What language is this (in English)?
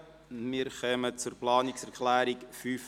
Swiss German